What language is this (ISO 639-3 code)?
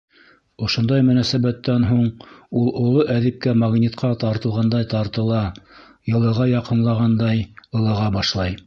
bak